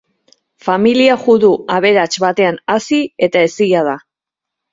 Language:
Basque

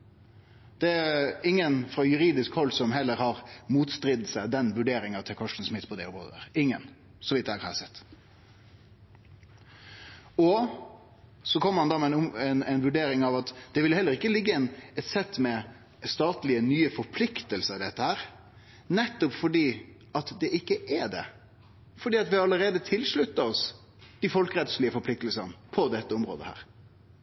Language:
Norwegian Nynorsk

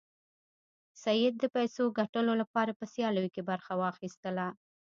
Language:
Pashto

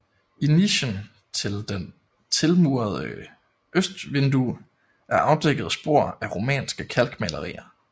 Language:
Danish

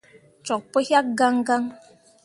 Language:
Mundang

